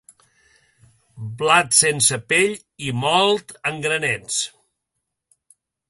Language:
Catalan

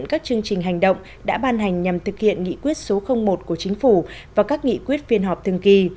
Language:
Vietnamese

